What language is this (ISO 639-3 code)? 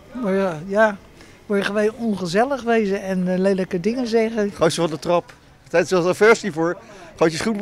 nld